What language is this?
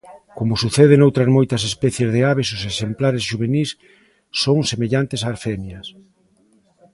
Galician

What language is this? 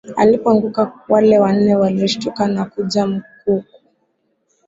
Swahili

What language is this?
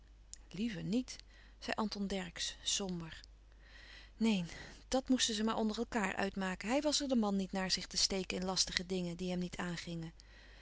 Dutch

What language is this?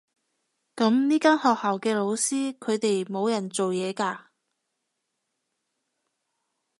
Cantonese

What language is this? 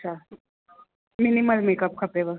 Sindhi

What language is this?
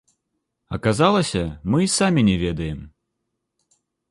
Belarusian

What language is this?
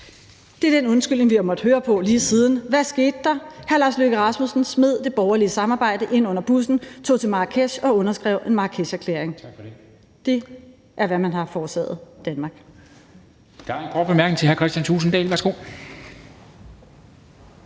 Danish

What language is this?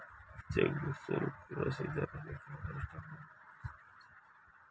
Magahi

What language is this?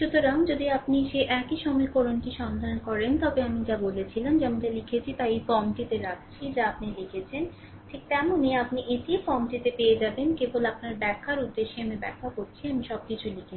Bangla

